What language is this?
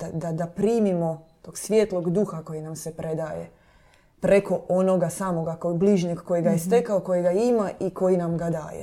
Croatian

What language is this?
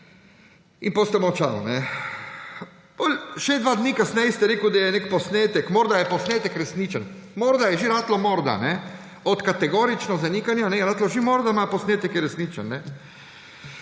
Slovenian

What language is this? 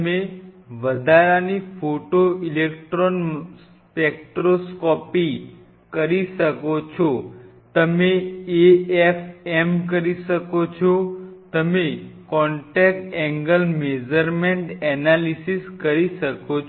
Gujarati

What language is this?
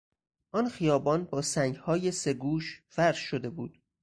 Persian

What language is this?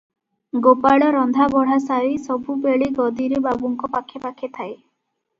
Odia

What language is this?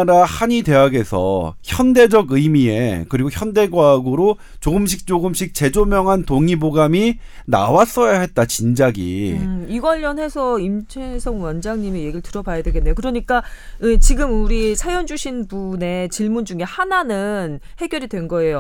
Korean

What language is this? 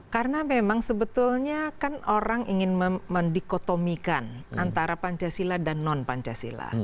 Indonesian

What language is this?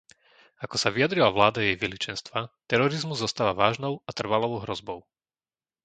Slovak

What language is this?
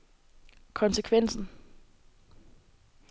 Danish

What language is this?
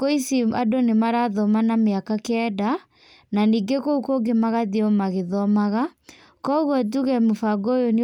Kikuyu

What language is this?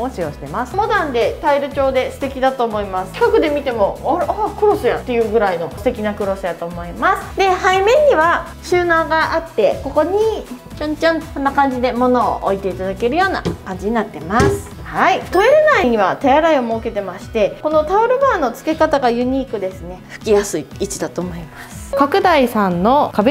Japanese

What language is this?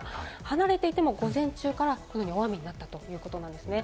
Japanese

